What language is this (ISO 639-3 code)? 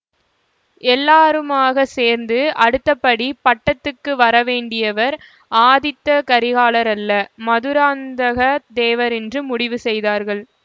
tam